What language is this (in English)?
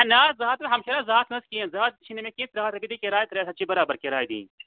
Kashmiri